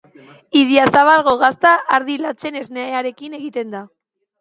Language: Basque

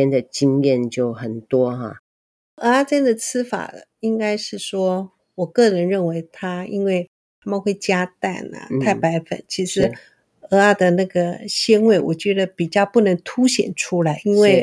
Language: Chinese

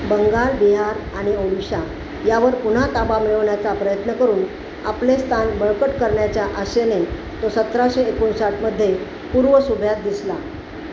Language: Marathi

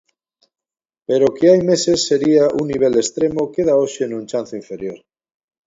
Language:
Galician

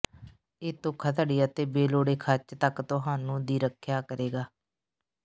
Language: Punjabi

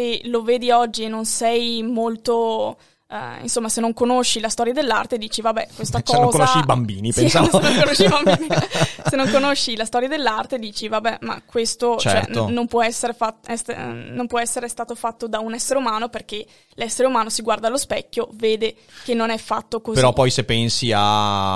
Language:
Italian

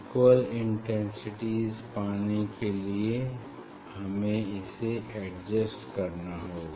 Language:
Hindi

